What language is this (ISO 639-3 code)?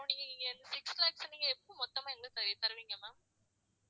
tam